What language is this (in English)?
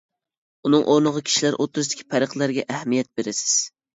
Uyghur